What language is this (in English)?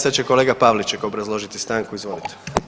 Croatian